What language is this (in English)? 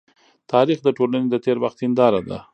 Pashto